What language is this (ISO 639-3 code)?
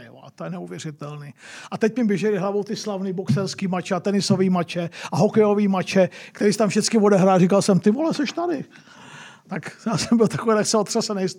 ces